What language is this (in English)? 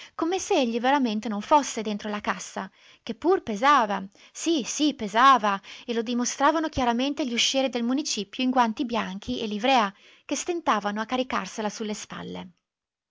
Italian